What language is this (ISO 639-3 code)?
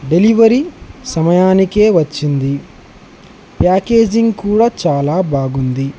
tel